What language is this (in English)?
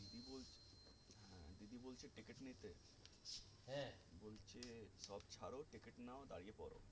Bangla